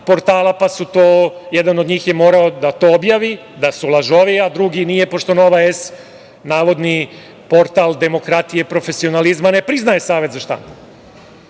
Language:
Serbian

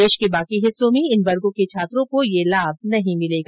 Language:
Hindi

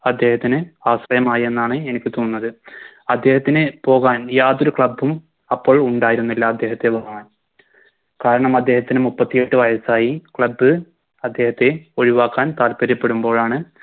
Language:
Malayalam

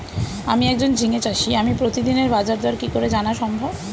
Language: Bangla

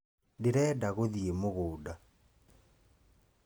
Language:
Kikuyu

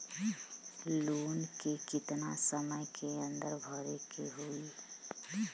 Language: Bhojpuri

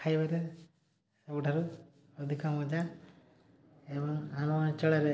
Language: Odia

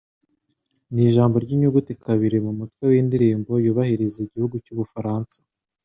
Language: Kinyarwanda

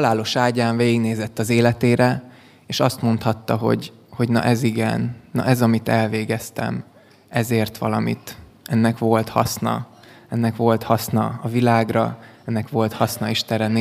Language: Hungarian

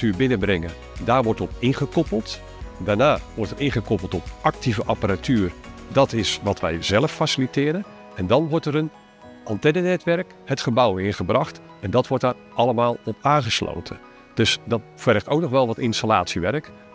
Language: Dutch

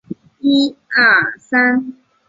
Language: Chinese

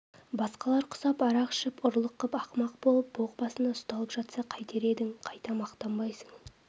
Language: Kazakh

